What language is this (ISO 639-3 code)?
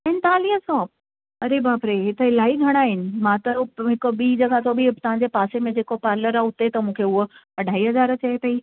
snd